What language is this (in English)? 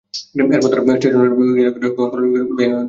Bangla